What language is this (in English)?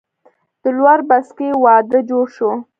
Pashto